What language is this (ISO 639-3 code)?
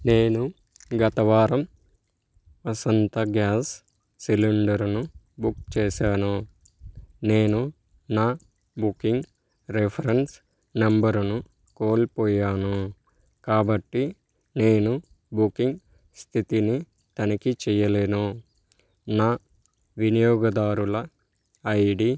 tel